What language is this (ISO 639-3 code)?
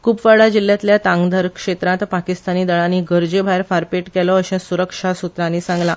kok